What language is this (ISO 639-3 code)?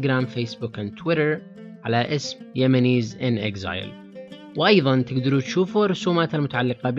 ara